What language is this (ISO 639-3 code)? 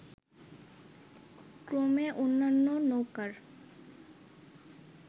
ben